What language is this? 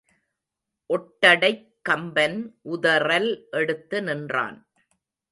Tamil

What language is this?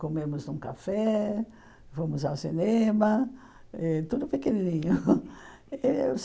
Portuguese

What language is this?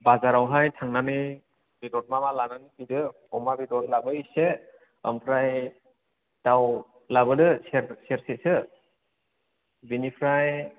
Bodo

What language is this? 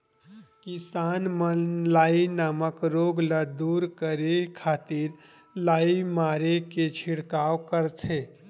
Chhattisgarhi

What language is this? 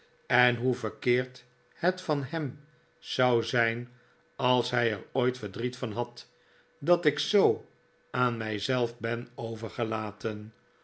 Dutch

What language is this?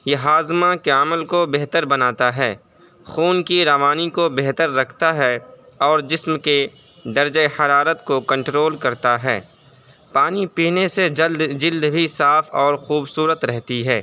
Urdu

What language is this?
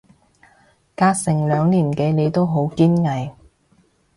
Cantonese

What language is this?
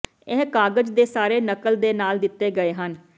Punjabi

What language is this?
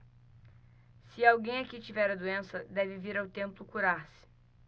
Portuguese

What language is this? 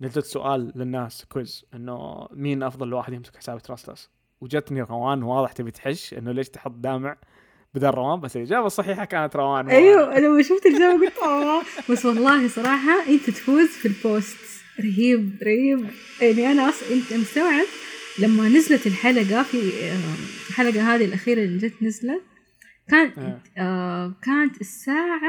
Arabic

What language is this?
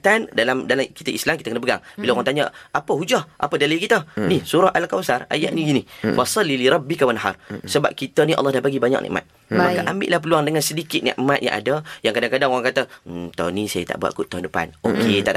Malay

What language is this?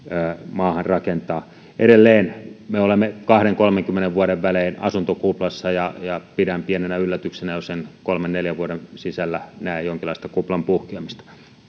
Finnish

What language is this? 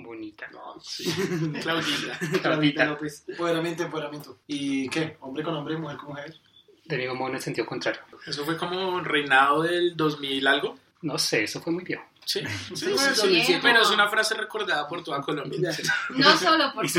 Spanish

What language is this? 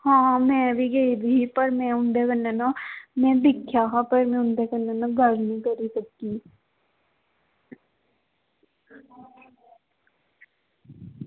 Dogri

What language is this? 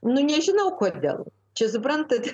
Lithuanian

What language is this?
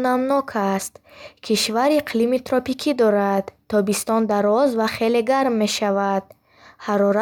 Bukharic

